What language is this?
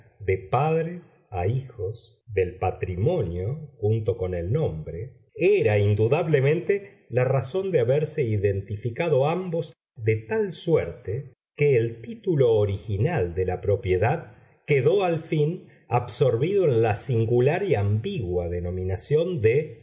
Spanish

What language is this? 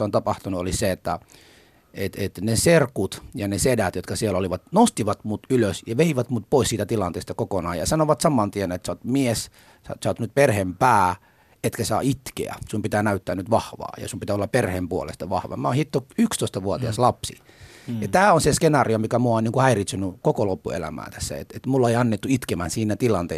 Finnish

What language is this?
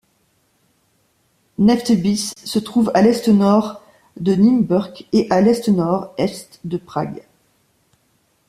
French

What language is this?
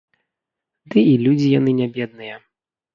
Belarusian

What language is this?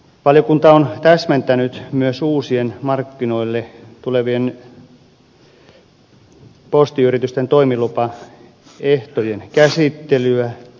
Finnish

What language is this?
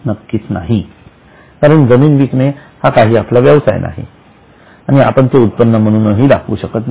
Marathi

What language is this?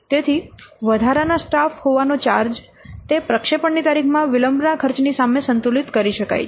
Gujarati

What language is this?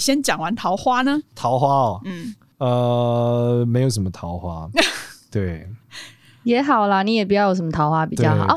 Chinese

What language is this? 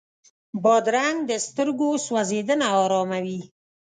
Pashto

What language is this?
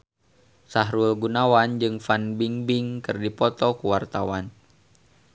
Sundanese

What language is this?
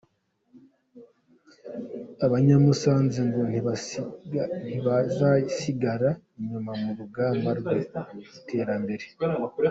Kinyarwanda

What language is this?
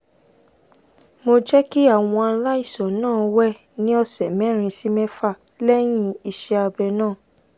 Yoruba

